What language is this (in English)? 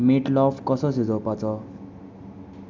Konkani